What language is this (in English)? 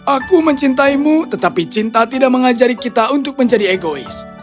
Indonesian